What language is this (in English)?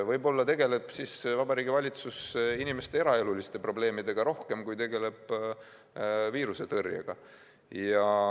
Estonian